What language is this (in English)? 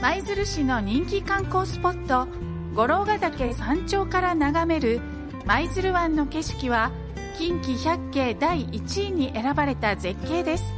Japanese